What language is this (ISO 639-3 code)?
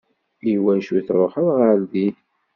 kab